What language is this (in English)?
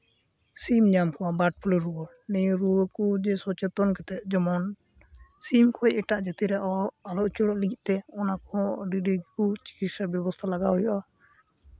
Santali